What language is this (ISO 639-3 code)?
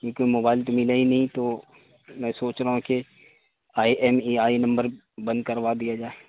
urd